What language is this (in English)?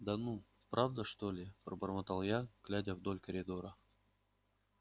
Russian